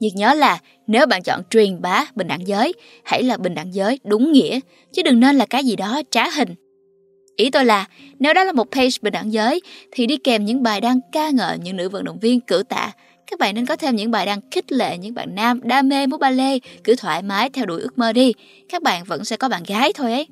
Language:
Vietnamese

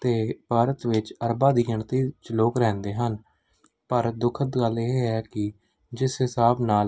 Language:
Punjabi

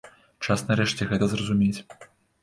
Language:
Belarusian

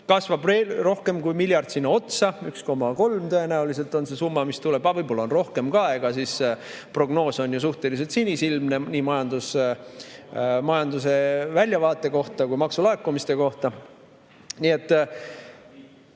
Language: Estonian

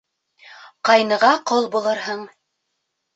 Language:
Bashkir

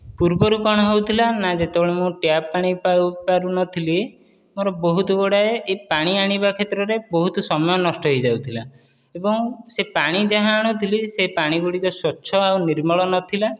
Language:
Odia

